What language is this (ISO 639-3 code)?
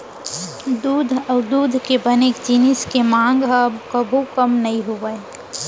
hne